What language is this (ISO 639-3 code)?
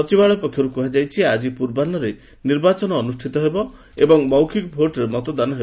ori